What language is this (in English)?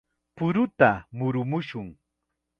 Chiquián Ancash Quechua